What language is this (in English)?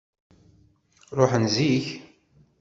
Kabyle